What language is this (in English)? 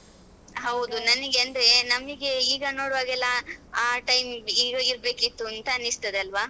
Kannada